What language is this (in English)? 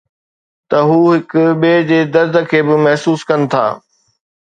Sindhi